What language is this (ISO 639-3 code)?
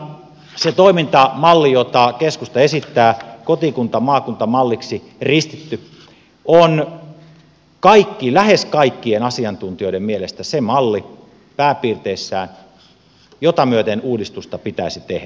fin